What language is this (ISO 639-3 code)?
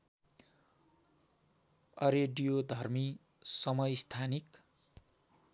nep